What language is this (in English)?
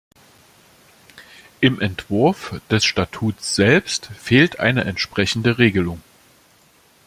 German